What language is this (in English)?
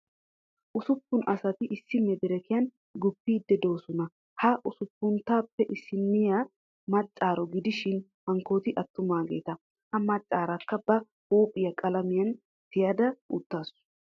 Wolaytta